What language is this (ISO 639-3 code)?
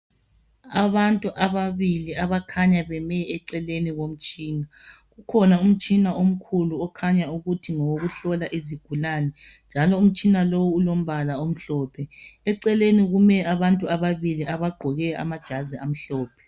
nde